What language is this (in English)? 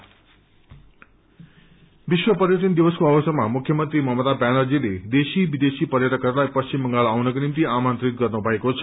Nepali